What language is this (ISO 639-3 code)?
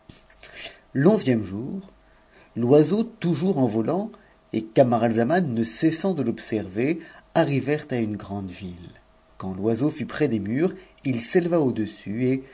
fra